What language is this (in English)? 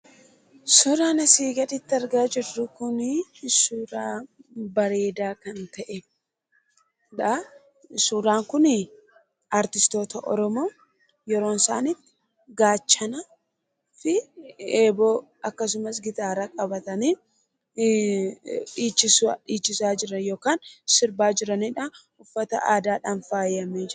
Oromo